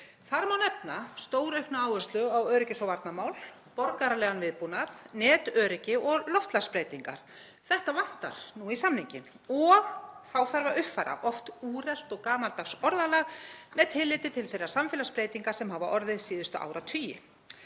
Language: Icelandic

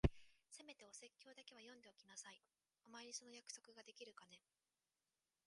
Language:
Japanese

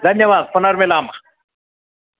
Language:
Sanskrit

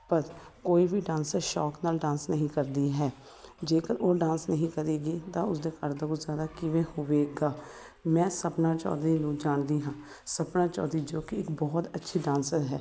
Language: Punjabi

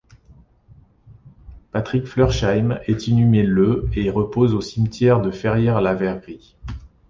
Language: French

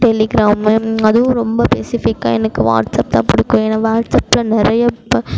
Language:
Tamil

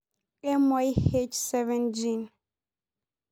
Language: Masai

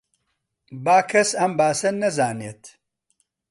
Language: Central Kurdish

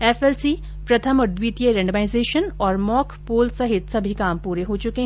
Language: Hindi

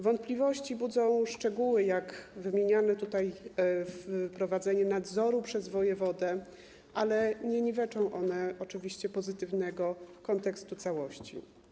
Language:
Polish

